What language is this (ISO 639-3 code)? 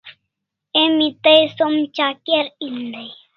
kls